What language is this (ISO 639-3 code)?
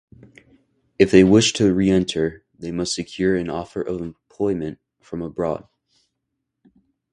eng